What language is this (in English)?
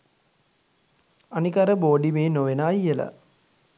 Sinhala